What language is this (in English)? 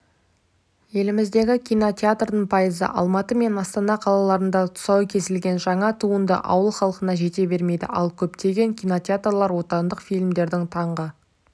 Kazakh